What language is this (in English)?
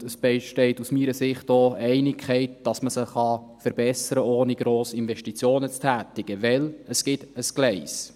Swiss German